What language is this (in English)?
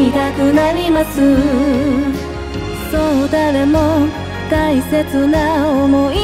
Japanese